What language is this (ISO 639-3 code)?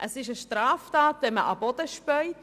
gsw